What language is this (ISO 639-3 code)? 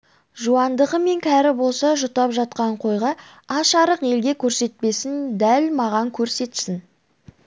kaz